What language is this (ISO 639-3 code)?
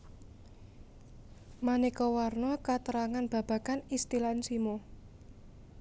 jav